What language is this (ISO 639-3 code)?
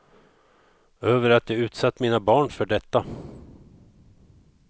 swe